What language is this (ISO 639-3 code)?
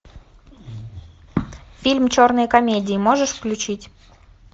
rus